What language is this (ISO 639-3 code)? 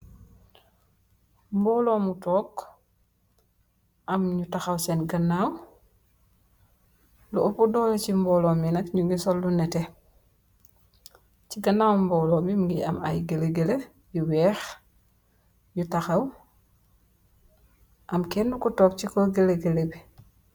wol